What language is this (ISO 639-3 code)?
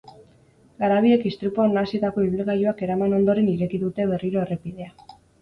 eus